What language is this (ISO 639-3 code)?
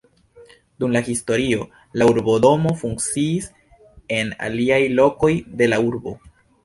epo